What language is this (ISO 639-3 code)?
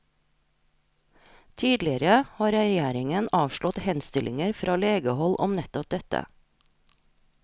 nor